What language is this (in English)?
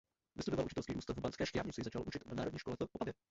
Czech